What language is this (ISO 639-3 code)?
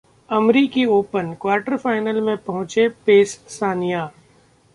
hin